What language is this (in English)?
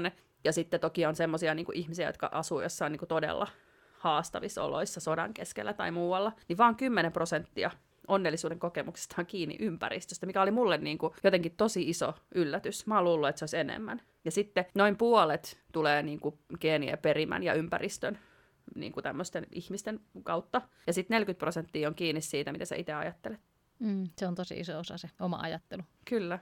Finnish